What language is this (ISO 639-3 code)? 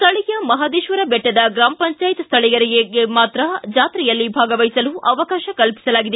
kan